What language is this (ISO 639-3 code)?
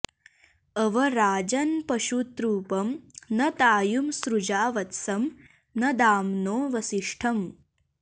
san